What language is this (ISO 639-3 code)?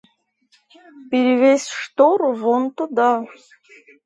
rus